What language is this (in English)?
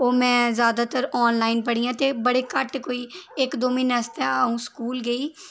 Dogri